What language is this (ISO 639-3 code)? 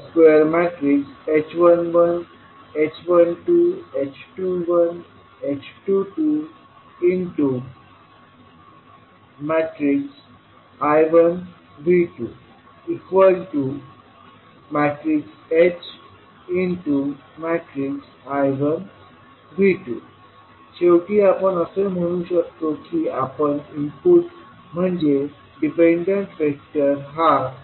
mar